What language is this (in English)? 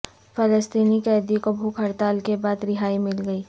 Urdu